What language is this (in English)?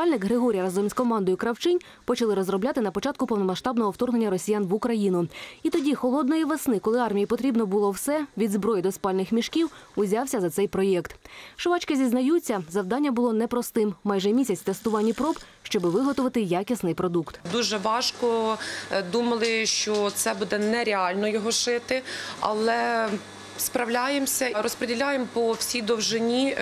Ukrainian